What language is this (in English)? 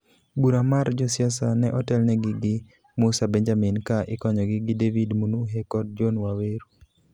Luo (Kenya and Tanzania)